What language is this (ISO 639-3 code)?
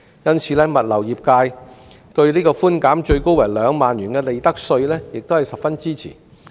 yue